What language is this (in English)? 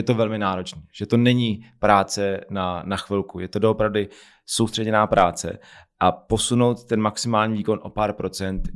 Czech